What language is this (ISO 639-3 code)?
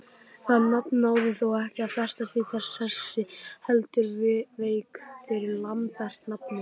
isl